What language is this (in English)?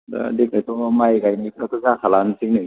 Bodo